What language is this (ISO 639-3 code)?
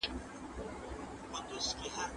pus